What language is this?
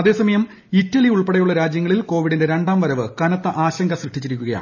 Malayalam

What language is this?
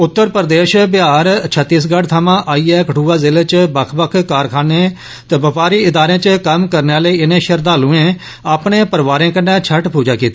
Dogri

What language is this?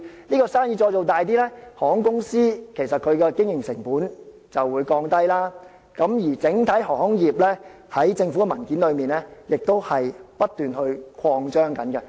Cantonese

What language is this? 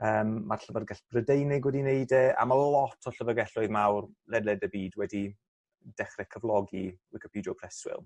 Welsh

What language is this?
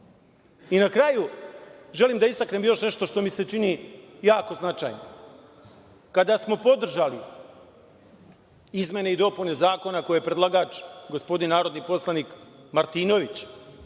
Serbian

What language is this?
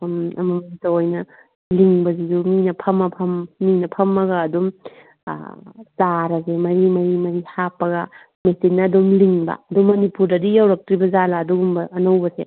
Manipuri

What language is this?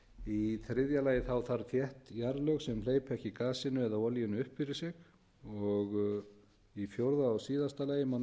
Icelandic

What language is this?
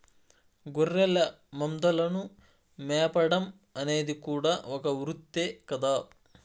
Telugu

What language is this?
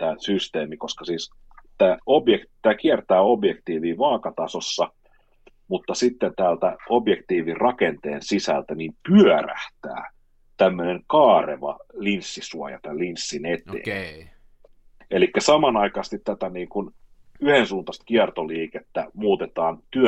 Finnish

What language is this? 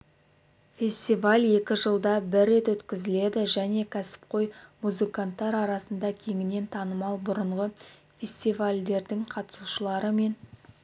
Kazakh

